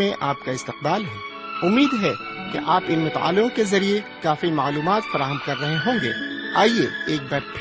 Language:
Urdu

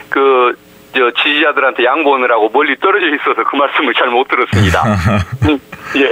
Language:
Korean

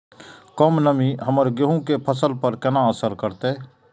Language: Maithili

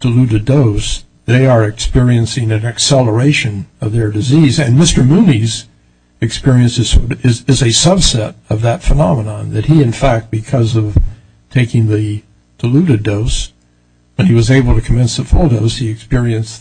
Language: English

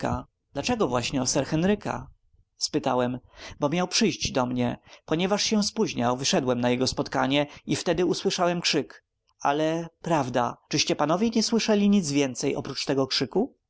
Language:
Polish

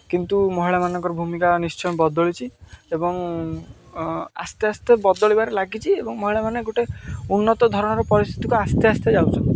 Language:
Odia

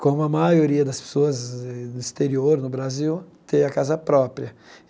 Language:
Portuguese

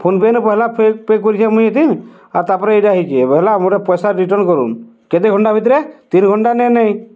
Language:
Odia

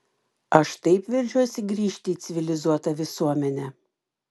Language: Lithuanian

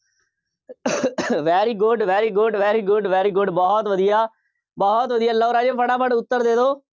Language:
Punjabi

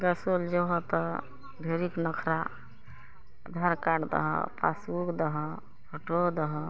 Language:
Maithili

